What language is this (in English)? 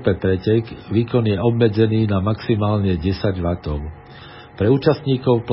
Slovak